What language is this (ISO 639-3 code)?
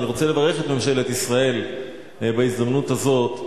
heb